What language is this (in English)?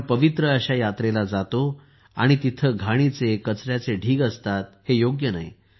Marathi